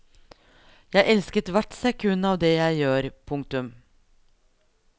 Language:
Norwegian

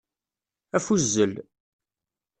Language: Kabyle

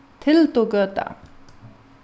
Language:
Faroese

